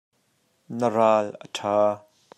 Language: Hakha Chin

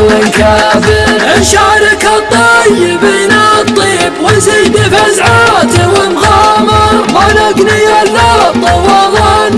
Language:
Arabic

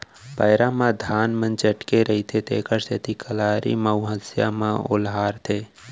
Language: Chhattisgarhi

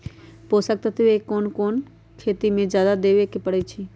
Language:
Magahi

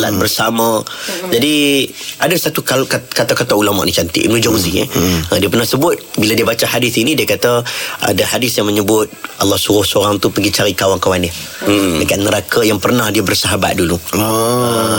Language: Malay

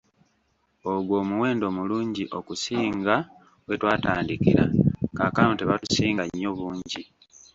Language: Ganda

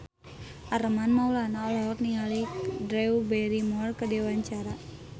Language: Sundanese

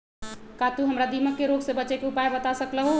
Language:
Magahi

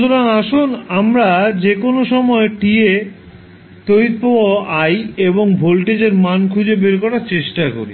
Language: Bangla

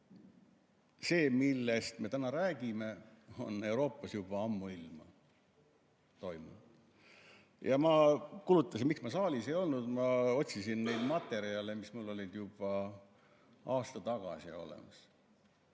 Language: Estonian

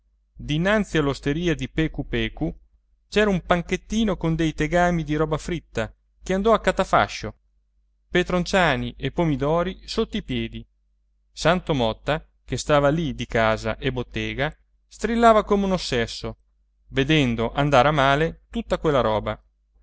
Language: Italian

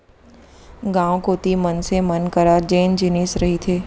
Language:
Chhattisgarhi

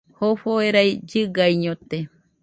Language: Nüpode Huitoto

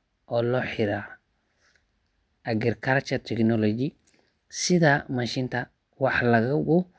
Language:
Somali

